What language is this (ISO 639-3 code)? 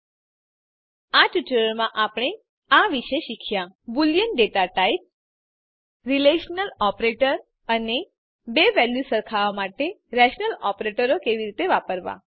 guj